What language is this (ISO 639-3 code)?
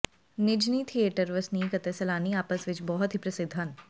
pan